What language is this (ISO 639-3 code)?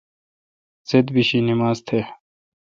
xka